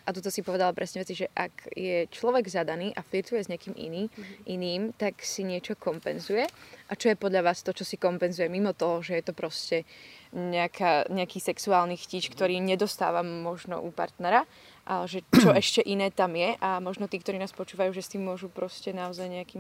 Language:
Slovak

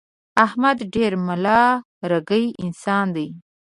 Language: Pashto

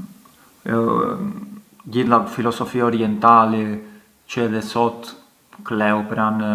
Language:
Arbëreshë Albanian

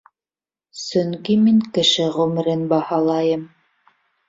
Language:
Bashkir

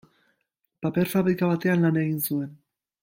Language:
Basque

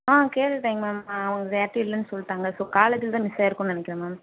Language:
Tamil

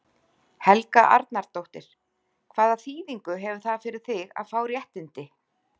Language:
Icelandic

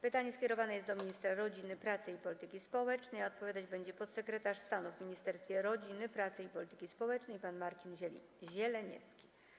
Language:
Polish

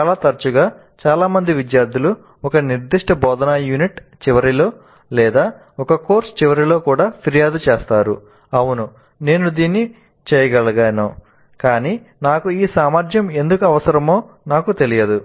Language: Telugu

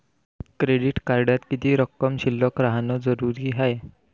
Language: Marathi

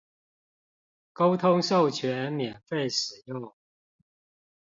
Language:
Chinese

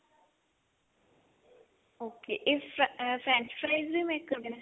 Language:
Punjabi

